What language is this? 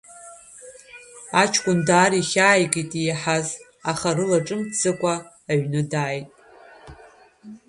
Abkhazian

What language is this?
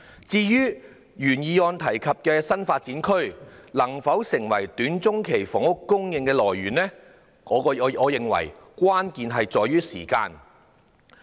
Cantonese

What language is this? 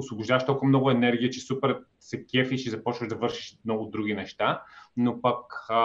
Bulgarian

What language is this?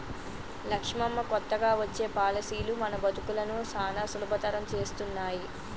Telugu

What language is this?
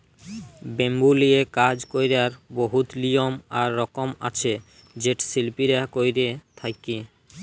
Bangla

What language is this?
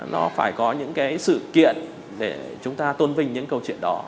Vietnamese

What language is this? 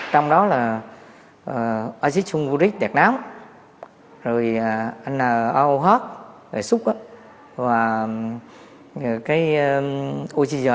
Vietnamese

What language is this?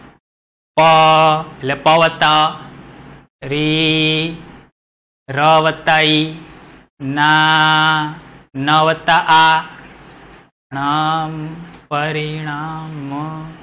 Gujarati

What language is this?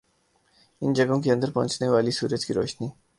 Urdu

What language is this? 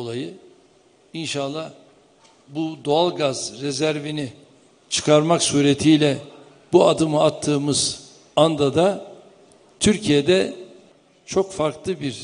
Turkish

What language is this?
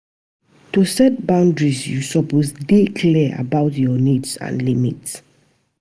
Nigerian Pidgin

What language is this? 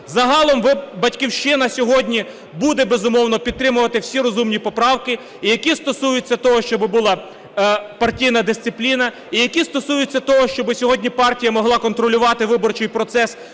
Ukrainian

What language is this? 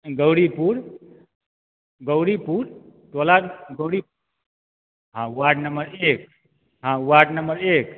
Maithili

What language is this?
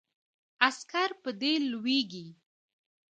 Pashto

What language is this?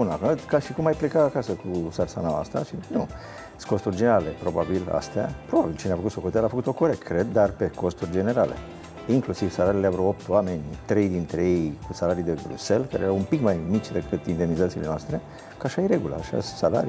Romanian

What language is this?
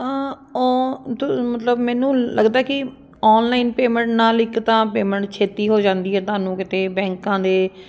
Punjabi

